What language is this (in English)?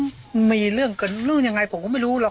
Thai